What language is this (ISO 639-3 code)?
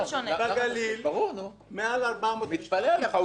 heb